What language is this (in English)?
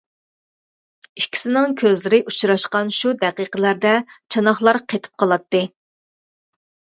Uyghur